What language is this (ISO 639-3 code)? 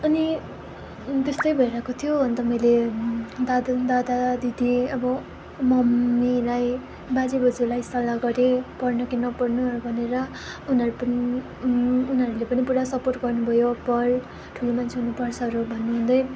nep